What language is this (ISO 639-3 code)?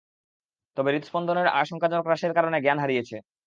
ben